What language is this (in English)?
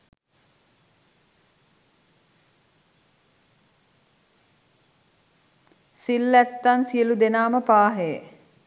Sinhala